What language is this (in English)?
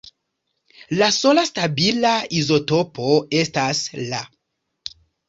Esperanto